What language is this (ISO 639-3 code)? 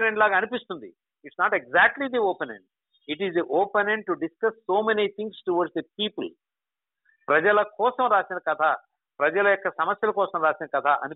tel